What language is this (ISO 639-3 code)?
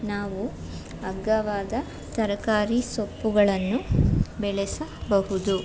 kan